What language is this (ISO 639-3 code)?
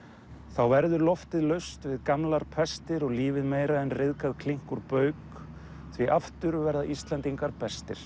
isl